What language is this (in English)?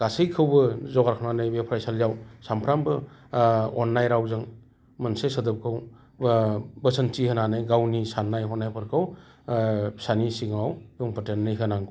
Bodo